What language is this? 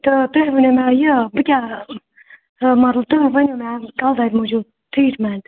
Kashmiri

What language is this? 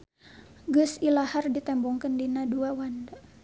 Sundanese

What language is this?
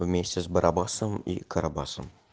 Russian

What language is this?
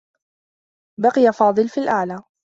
Arabic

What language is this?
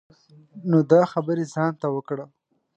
Pashto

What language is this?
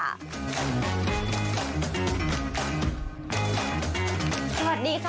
Thai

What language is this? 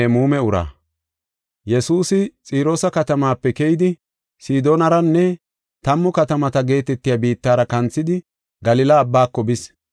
Gofa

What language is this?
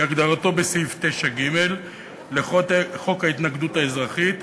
Hebrew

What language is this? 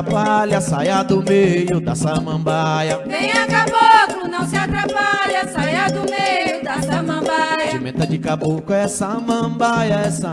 Portuguese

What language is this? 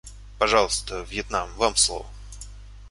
Russian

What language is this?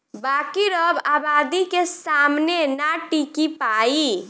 Bhojpuri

